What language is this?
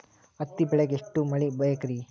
Kannada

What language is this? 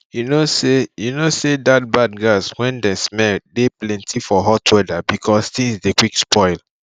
Nigerian Pidgin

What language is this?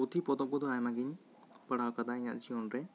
Santali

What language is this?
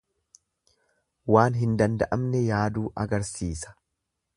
Oromo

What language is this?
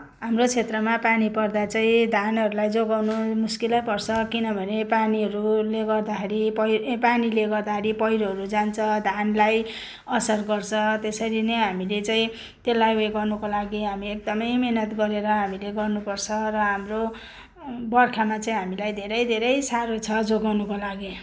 Nepali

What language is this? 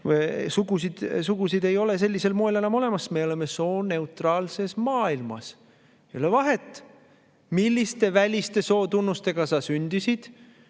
Estonian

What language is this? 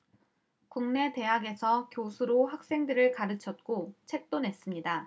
Korean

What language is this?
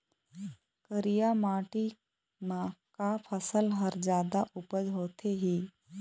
Chhattisgarhi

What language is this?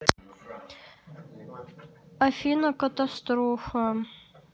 Russian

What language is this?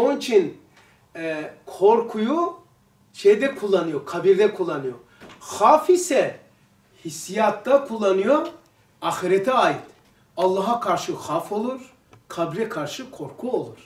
Turkish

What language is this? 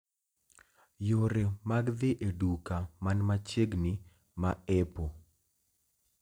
Luo (Kenya and Tanzania)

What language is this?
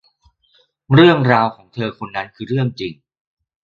Thai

